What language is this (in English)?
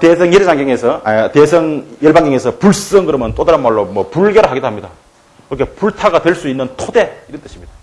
Korean